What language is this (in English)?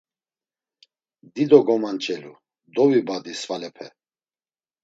Laz